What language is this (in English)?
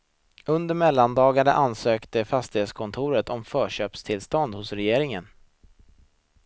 Swedish